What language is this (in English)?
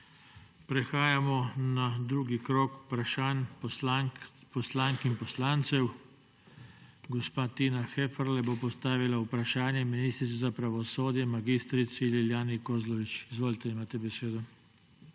Slovenian